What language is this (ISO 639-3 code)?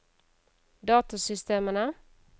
nor